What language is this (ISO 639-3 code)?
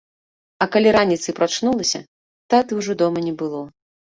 bel